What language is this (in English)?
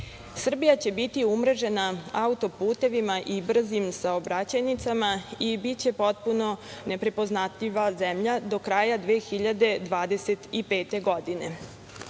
Serbian